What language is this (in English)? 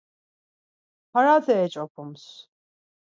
Laz